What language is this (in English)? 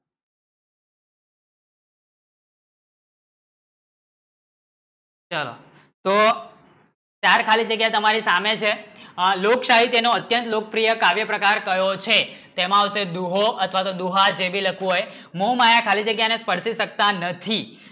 Gujarati